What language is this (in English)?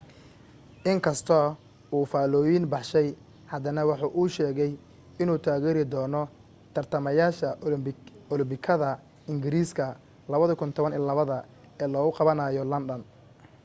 Somali